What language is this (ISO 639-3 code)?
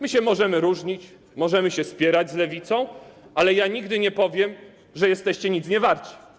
pol